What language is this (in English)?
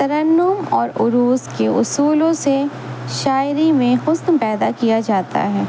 Urdu